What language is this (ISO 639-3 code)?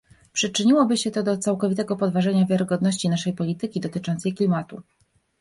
pol